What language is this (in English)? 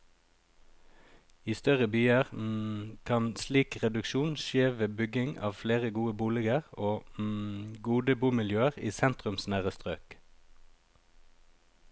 Norwegian